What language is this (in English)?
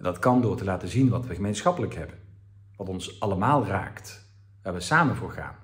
Dutch